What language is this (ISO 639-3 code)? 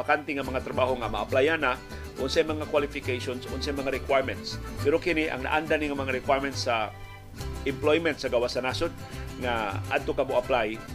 fil